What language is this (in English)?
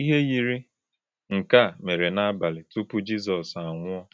Igbo